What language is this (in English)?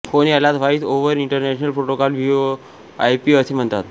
Marathi